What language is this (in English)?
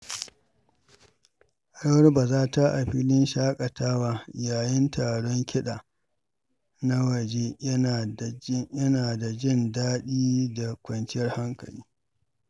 Hausa